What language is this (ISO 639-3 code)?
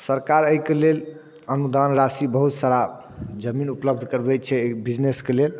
mai